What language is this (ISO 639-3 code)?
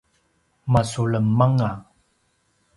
pwn